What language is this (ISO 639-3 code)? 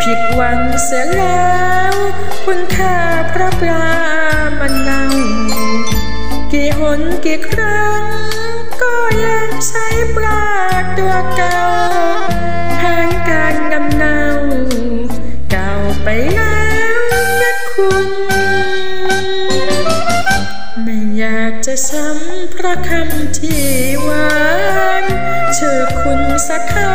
tha